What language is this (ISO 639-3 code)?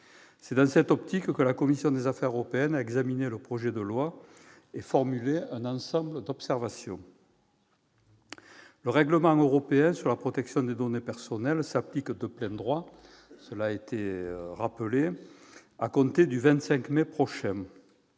fra